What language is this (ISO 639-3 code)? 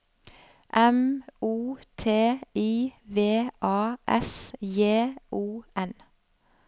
nor